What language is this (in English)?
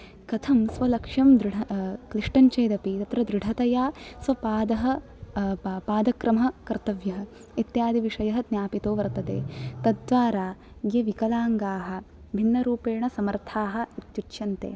Sanskrit